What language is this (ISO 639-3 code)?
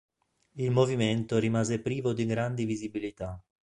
ita